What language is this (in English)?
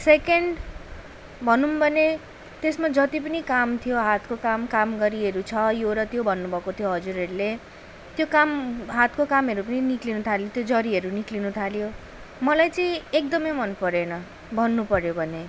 Nepali